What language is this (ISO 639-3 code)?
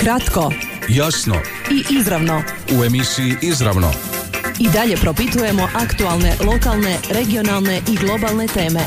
hrv